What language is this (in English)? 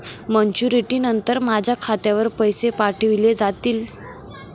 Marathi